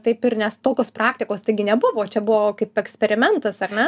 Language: Lithuanian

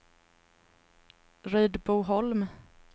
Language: Swedish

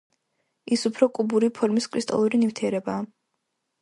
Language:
Georgian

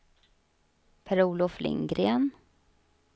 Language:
Swedish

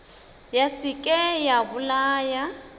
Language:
Northern Sotho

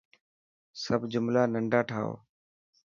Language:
Dhatki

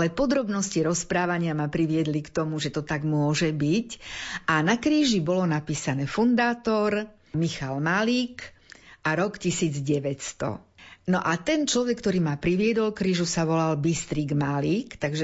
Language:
Slovak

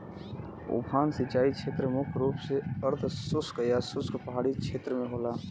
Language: Bhojpuri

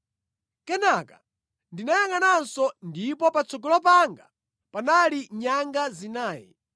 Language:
Nyanja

